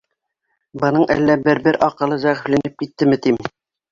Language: Bashkir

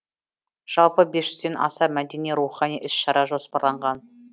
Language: Kazakh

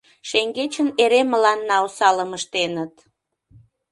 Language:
Mari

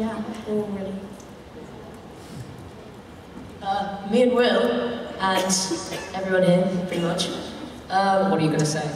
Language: English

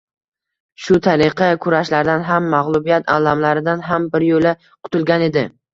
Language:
Uzbek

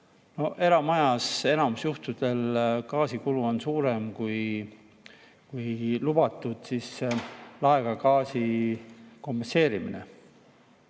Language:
Estonian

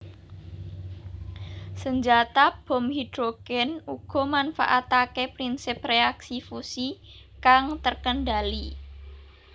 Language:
Javanese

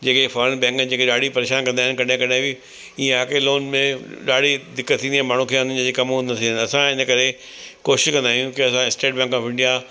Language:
Sindhi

